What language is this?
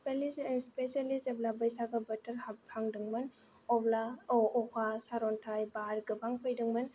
Bodo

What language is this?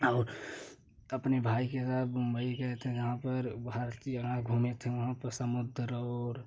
Hindi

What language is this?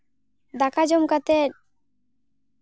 Santali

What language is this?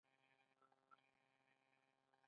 Pashto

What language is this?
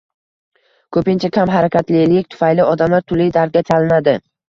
Uzbek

